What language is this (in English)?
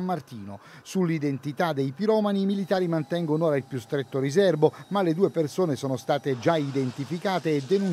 Italian